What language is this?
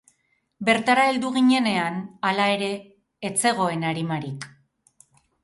Basque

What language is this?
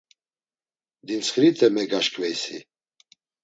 Laz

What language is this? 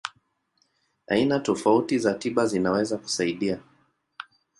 Swahili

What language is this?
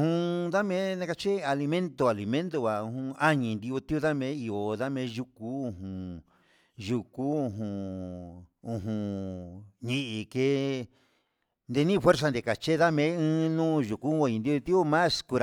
Huitepec Mixtec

